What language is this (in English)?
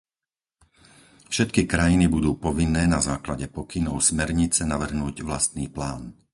Slovak